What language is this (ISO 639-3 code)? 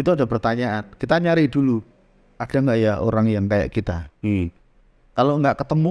ind